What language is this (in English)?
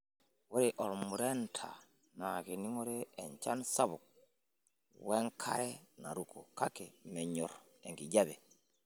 Masai